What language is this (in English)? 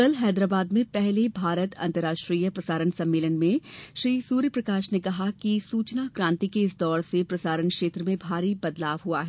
Hindi